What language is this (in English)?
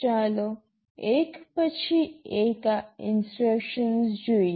Gujarati